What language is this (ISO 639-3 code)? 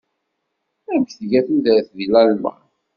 kab